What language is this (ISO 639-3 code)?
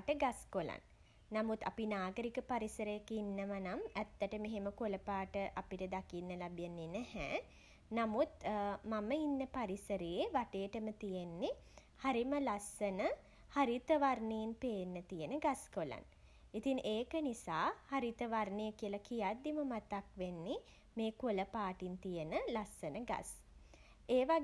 sin